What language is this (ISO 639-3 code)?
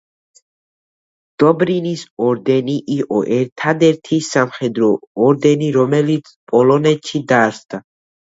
kat